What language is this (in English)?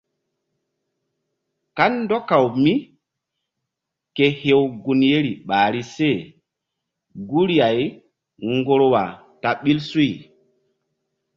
Mbum